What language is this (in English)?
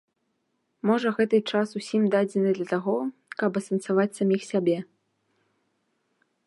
Belarusian